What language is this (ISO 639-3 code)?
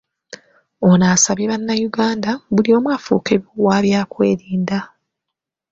lug